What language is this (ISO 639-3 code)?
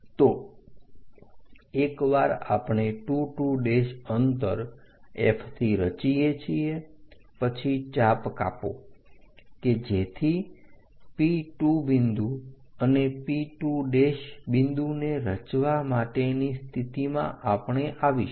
guj